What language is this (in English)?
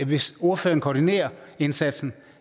Danish